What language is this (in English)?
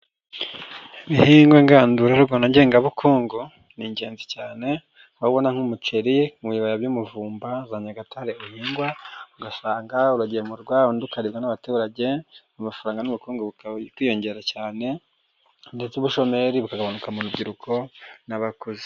Kinyarwanda